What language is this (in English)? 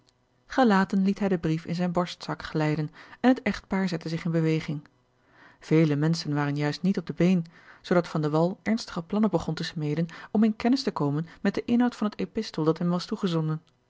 Dutch